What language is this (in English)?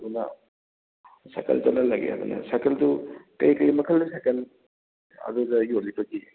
Manipuri